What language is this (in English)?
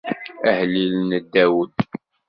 Kabyle